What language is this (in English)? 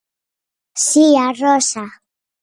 Galician